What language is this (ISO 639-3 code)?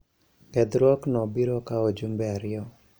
luo